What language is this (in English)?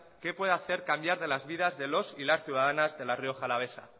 Spanish